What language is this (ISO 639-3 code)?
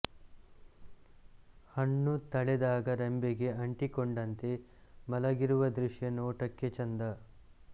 kan